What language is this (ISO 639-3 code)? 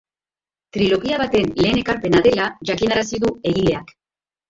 eus